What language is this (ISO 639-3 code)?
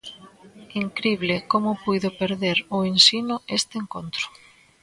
glg